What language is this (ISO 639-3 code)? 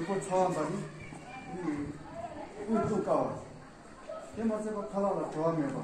ron